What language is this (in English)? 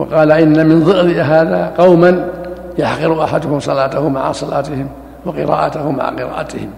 Arabic